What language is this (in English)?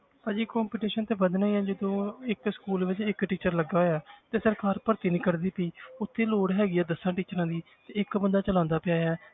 Punjabi